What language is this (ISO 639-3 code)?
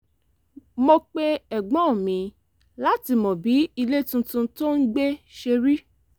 yor